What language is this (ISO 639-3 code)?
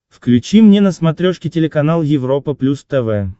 rus